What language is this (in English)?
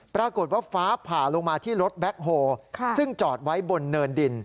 Thai